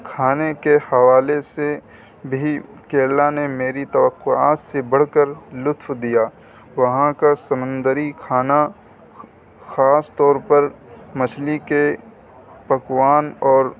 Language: Urdu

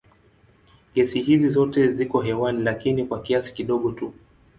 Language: Swahili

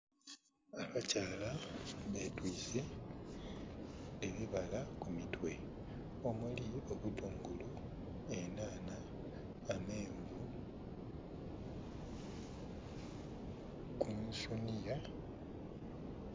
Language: Soga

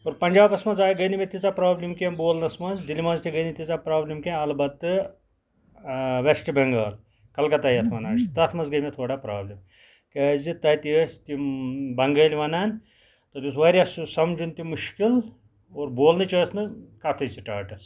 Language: Kashmiri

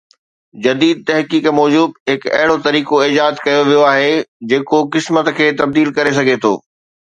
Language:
Sindhi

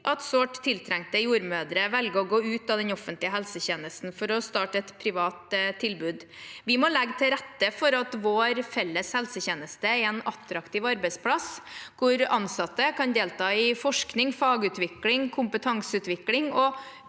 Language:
Norwegian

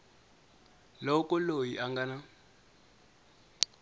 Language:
Tsonga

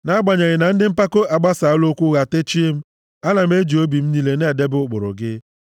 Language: Igbo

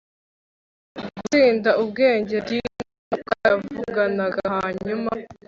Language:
Kinyarwanda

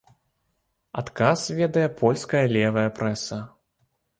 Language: Belarusian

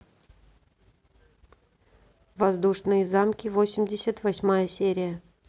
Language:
Russian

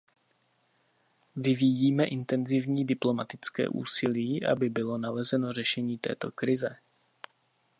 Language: Czech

